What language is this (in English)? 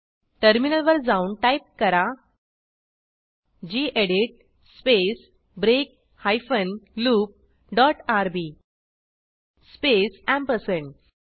Marathi